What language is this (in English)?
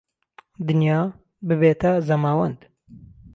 Central Kurdish